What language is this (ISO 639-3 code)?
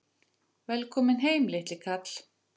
isl